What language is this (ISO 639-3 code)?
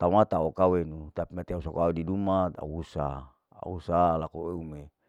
alo